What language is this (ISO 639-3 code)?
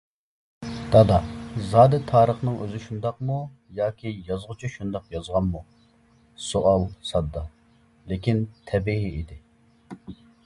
uig